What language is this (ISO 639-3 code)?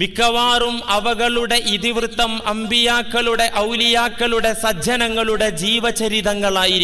ara